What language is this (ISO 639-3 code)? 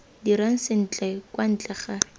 tsn